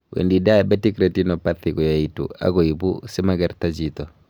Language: Kalenjin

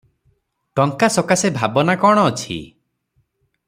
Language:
Odia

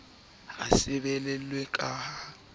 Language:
Southern Sotho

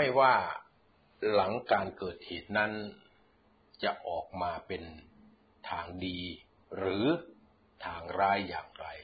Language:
Thai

